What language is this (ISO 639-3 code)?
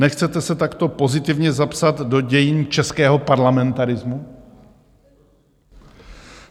ces